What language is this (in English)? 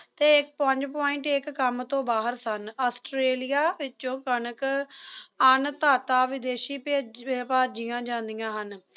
Punjabi